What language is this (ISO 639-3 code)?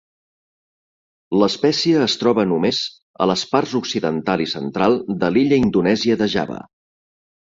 cat